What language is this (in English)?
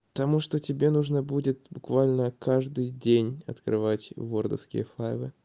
Russian